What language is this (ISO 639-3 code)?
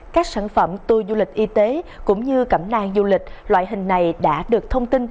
vie